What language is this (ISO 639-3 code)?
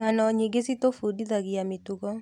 kik